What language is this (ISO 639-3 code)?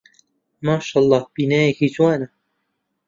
ckb